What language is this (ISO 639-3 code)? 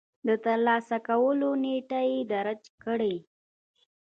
pus